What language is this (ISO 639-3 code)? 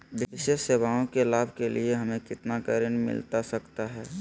mag